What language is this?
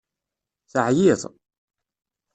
Kabyle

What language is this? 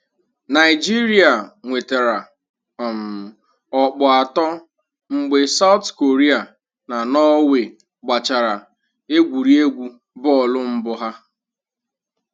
Igbo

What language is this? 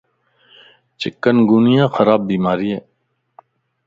Lasi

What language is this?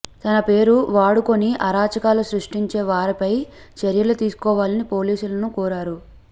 Telugu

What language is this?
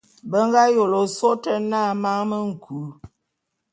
Bulu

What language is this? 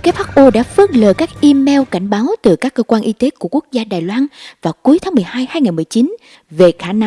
Vietnamese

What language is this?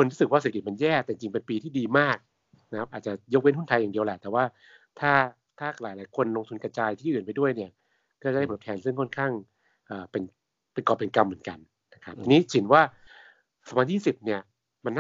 Thai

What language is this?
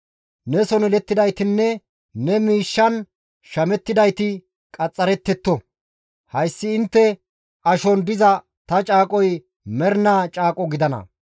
Gamo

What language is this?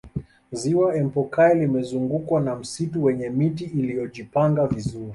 Swahili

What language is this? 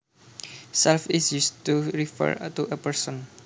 Javanese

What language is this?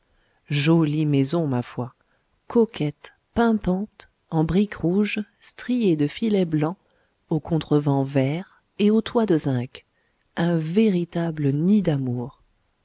French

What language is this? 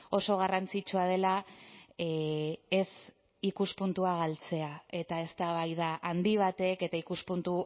Basque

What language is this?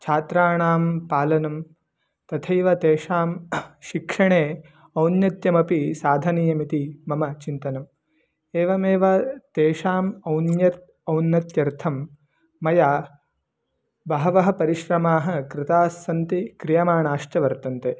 Sanskrit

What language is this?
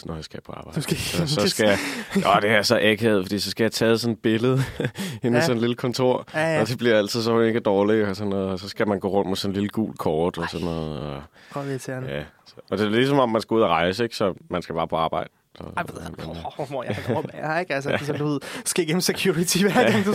Danish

